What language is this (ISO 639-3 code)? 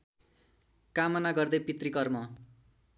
nep